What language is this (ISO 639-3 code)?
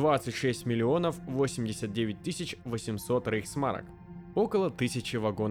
rus